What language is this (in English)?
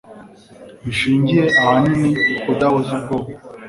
Kinyarwanda